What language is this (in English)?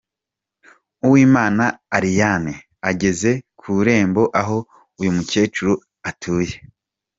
Kinyarwanda